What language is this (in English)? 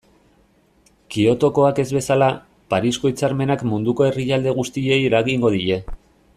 Basque